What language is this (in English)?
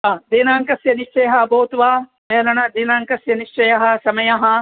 Sanskrit